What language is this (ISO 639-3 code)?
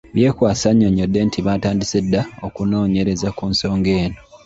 lug